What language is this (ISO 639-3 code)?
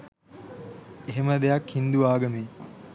sin